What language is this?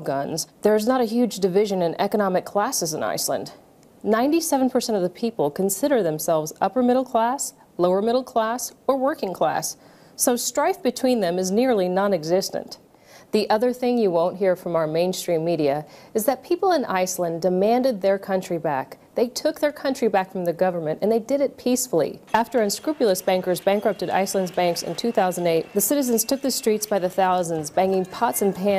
English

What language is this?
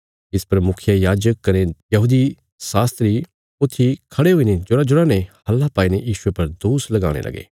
Bilaspuri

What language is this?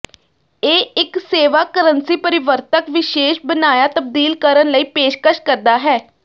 Punjabi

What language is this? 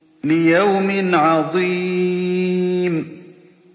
Arabic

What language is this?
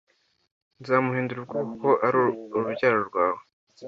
Kinyarwanda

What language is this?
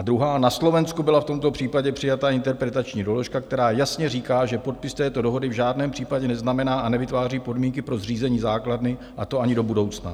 Czech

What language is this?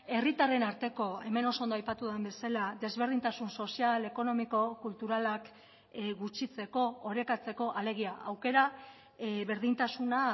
Basque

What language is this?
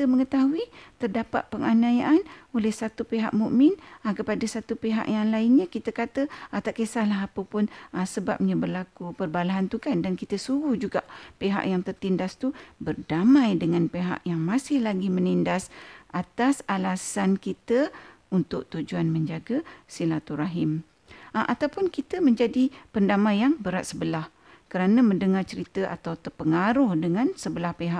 Malay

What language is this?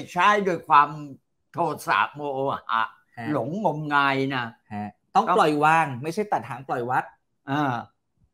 Thai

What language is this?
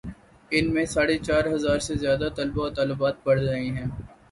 Urdu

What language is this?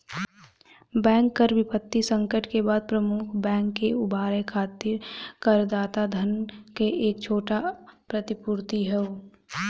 Bhojpuri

